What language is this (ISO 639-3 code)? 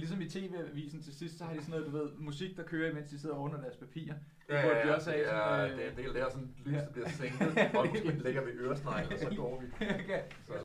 dan